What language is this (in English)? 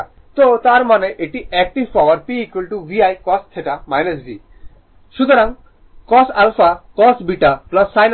Bangla